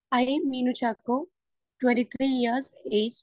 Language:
Malayalam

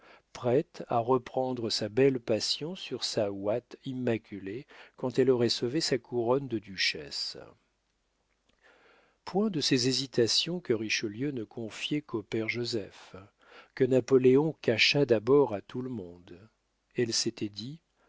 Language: French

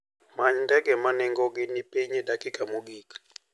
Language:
Luo (Kenya and Tanzania)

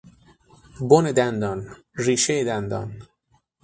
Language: Persian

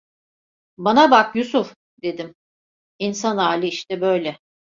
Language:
Turkish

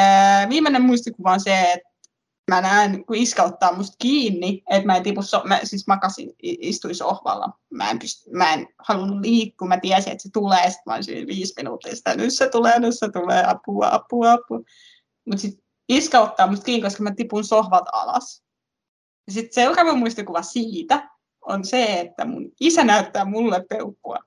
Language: Finnish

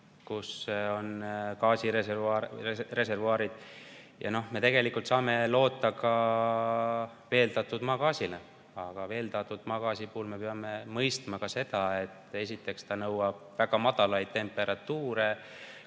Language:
Estonian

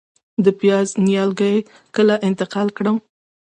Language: Pashto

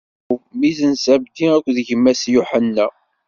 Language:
Kabyle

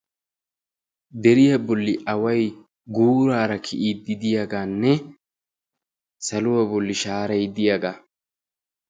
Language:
Wolaytta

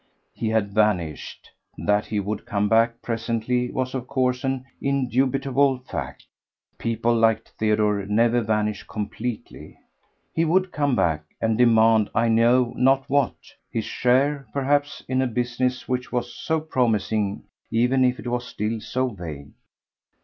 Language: English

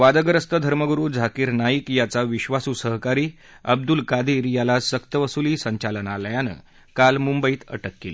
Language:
Marathi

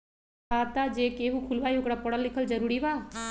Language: Magahi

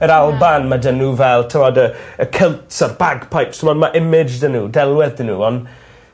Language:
Welsh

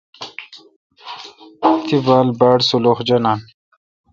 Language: Kalkoti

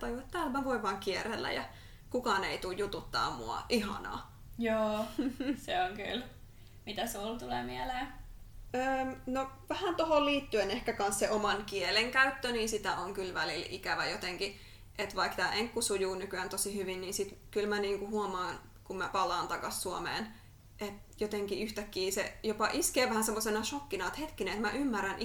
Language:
Finnish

